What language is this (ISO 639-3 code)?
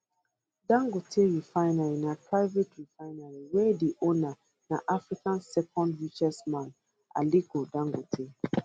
pcm